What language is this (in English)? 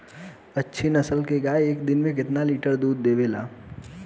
Bhojpuri